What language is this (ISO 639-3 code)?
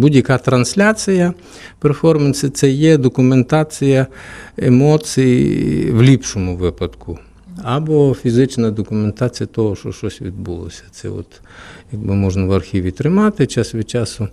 ukr